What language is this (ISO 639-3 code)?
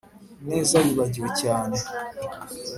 kin